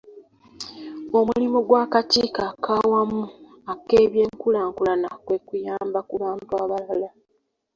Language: Ganda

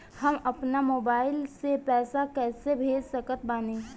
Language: Bhojpuri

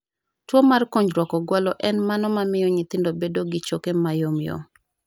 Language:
Luo (Kenya and Tanzania)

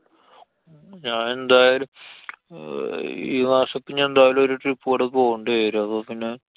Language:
Malayalam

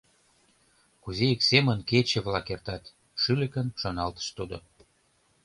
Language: Mari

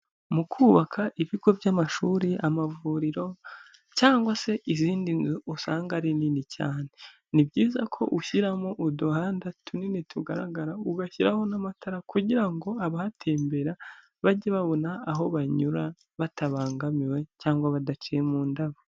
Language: Kinyarwanda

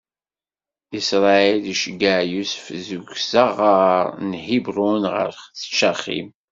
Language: Kabyle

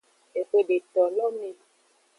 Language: Aja (Benin)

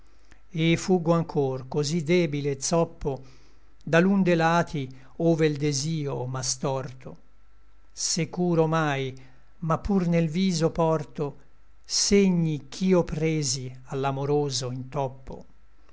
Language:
Italian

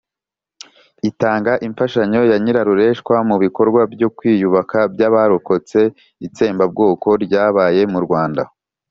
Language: Kinyarwanda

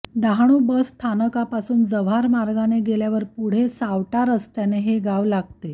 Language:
Marathi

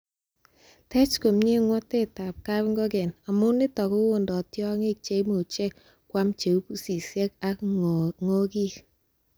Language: Kalenjin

